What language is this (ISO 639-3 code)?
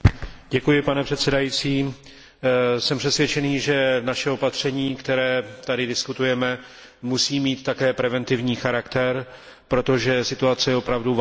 ces